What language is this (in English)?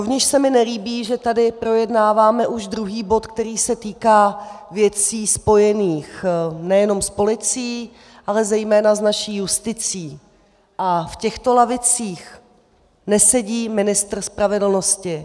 Czech